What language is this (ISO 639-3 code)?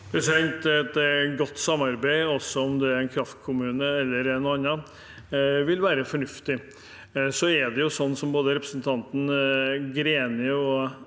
nor